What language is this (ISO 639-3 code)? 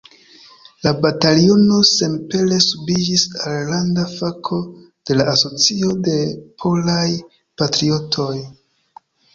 epo